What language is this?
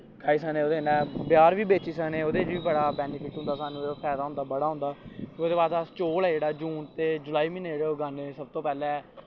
Dogri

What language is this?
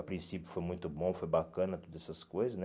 Portuguese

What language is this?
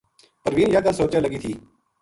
Gujari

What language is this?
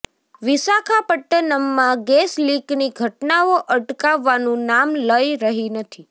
Gujarati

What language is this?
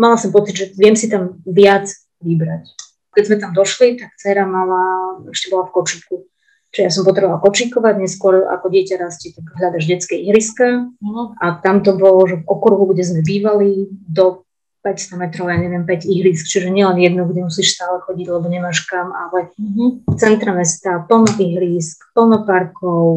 Slovak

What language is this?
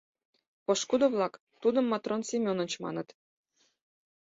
Mari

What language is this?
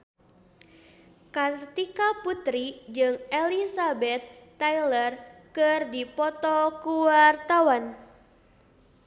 Sundanese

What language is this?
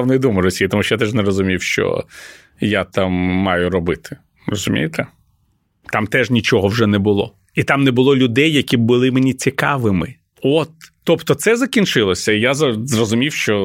Ukrainian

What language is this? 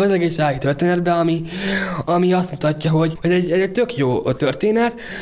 Hungarian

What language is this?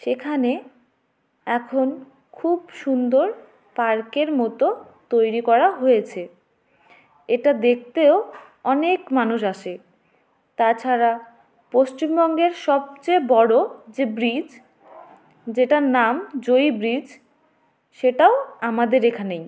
Bangla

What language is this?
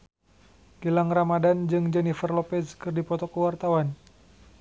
Sundanese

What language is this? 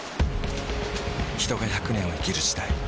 Japanese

